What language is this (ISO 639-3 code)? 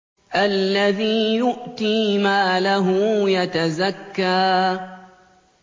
ara